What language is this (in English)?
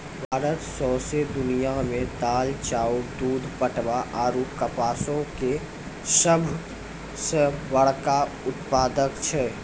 Maithili